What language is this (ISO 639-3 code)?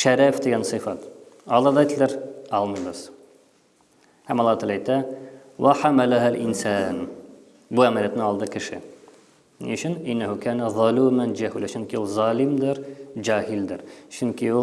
tur